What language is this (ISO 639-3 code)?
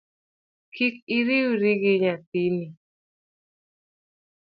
luo